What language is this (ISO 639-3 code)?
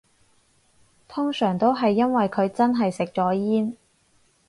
yue